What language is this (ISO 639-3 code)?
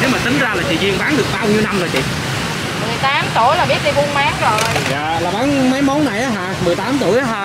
vie